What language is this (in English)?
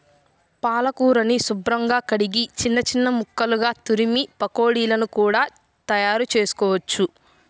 Telugu